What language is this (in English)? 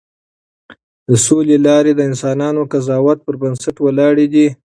Pashto